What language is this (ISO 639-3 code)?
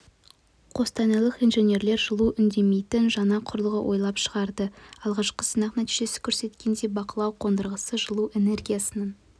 kaz